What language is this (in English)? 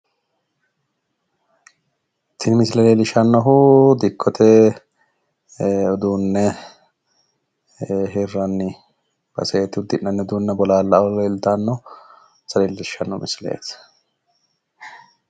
Sidamo